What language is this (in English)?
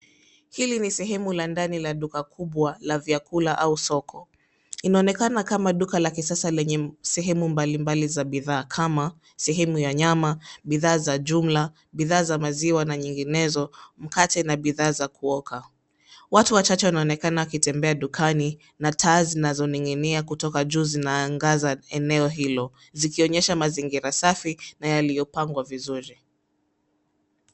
Swahili